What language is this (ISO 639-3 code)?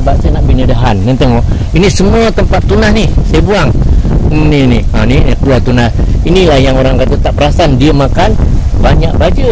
msa